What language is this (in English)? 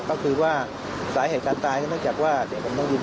Thai